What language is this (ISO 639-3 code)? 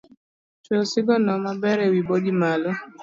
luo